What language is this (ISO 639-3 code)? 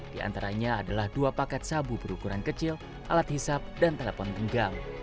ind